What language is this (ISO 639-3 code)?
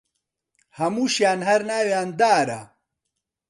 ckb